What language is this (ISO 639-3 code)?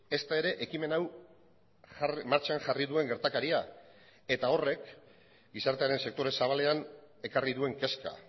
eus